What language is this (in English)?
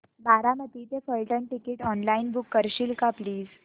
Marathi